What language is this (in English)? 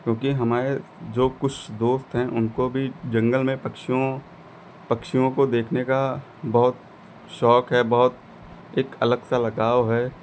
Hindi